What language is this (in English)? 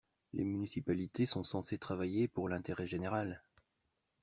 French